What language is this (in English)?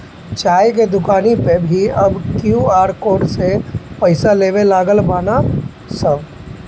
Bhojpuri